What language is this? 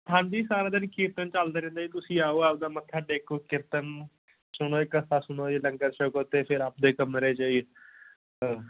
Punjabi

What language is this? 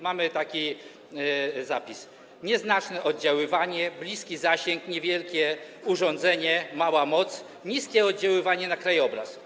Polish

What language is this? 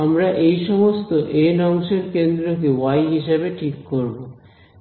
Bangla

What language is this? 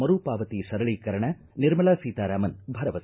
Kannada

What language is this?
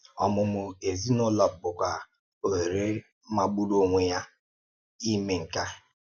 Igbo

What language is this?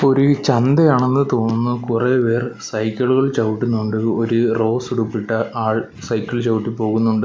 Malayalam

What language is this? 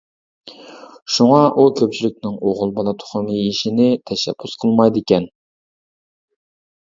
Uyghur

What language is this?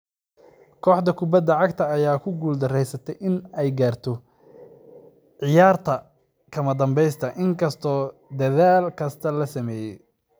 Somali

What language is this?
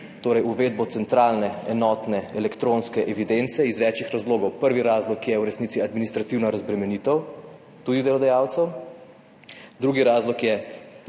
Slovenian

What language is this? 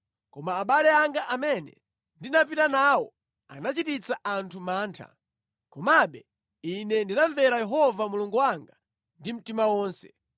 Nyanja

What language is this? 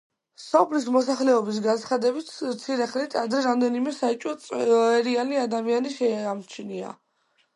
Georgian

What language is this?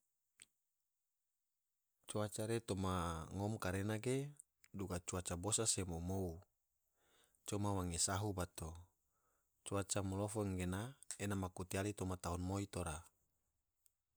Tidore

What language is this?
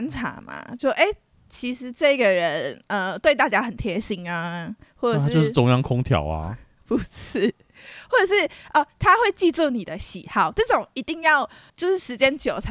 Chinese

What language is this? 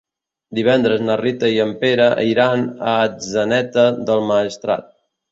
Catalan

